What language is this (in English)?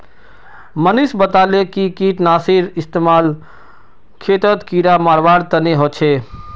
Magahi